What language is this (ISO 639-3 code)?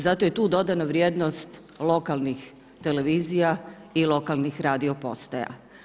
hrv